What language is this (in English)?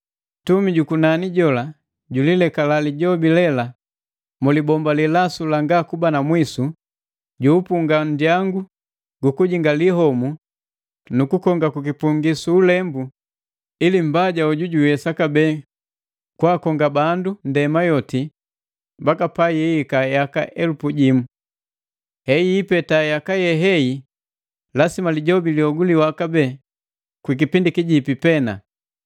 Matengo